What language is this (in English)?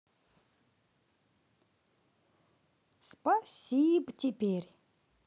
Russian